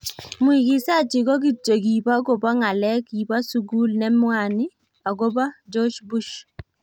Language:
Kalenjin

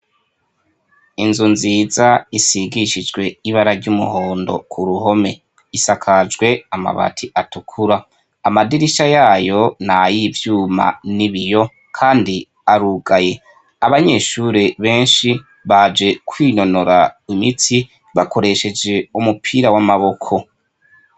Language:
Rundi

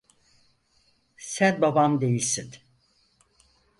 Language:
Turkish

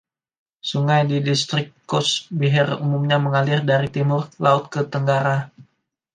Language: Indonesian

